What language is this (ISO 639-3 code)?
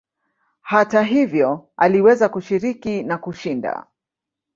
swa